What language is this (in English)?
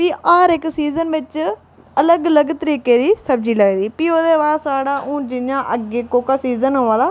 Dogri